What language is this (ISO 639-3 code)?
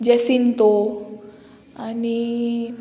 kok